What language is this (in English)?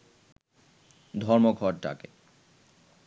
Bangla